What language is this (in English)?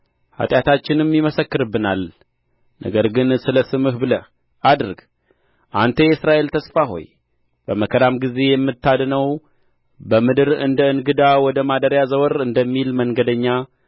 Amharic